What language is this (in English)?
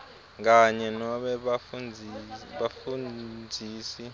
Swati